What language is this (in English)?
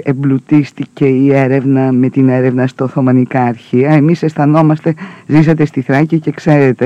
Greek